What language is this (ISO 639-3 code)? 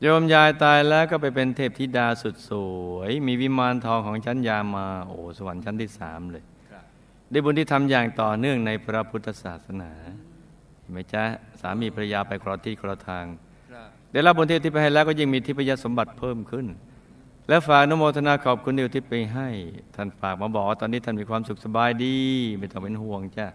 tha